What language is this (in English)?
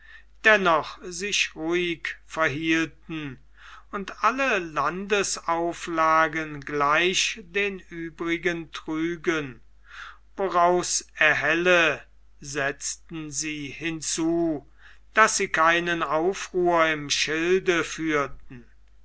German